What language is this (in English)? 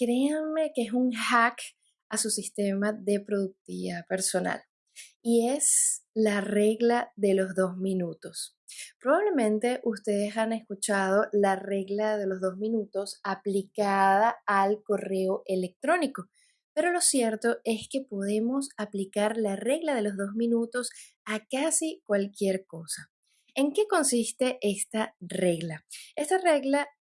Spanish